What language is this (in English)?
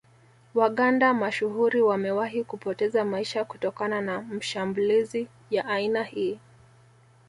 Swahili